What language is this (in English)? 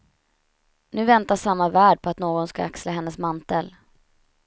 Swedish